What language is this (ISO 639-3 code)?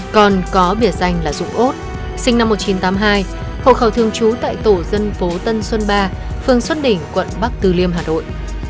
vie